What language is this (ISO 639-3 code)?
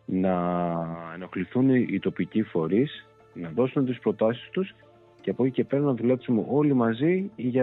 ell